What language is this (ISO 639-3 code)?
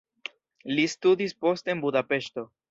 epo